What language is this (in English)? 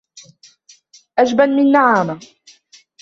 Arabic